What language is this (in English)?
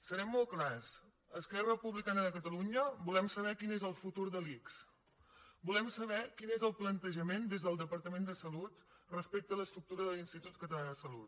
Catalan